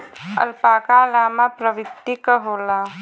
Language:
Bhojpuri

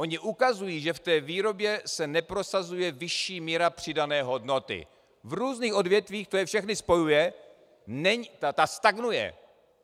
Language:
Czech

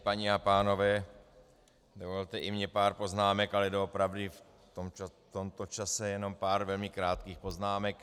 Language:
Czech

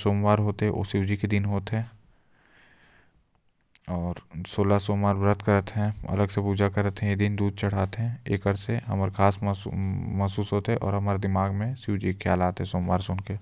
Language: Korwa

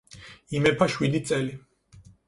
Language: Georgian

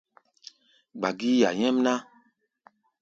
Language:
Gbaya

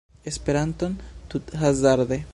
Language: Esperanto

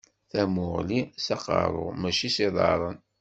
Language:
Kabyle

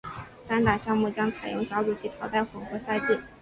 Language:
Chinese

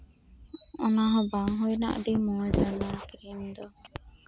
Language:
Santali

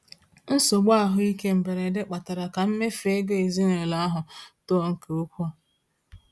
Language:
Igbo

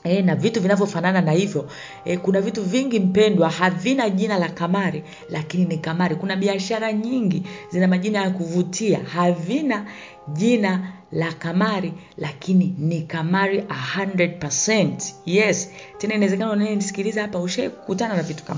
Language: Swahili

